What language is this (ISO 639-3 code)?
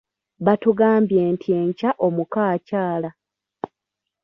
lug